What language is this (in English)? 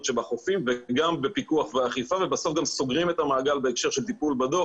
Hebrew